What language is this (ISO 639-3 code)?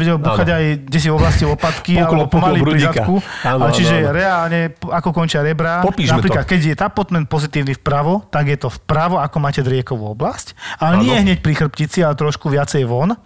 slk